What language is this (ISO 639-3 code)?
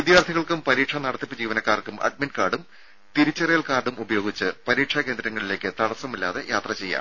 mal